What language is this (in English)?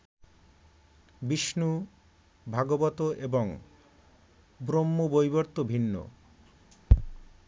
Bangla